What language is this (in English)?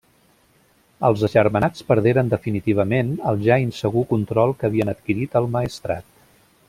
Catalan